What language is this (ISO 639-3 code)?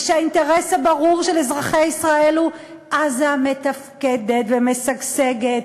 heb